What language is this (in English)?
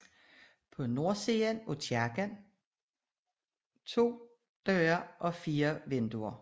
Danish